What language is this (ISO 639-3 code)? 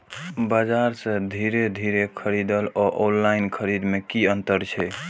mai